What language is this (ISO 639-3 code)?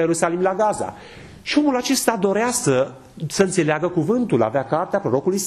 ron